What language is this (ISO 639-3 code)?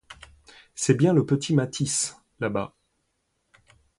fra